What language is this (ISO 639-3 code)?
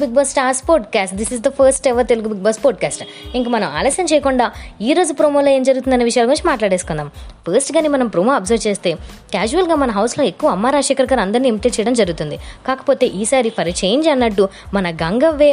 tel